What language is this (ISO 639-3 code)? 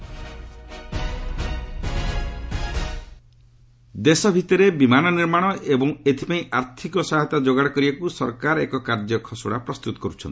ori